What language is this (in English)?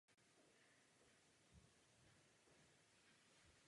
Czech